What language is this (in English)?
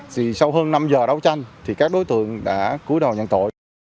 Vietnamese